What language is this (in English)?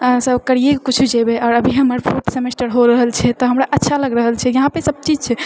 Maithili